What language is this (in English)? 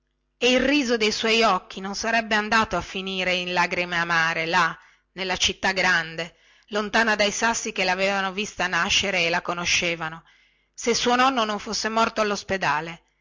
Italian